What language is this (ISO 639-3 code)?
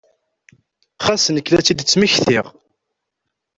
kab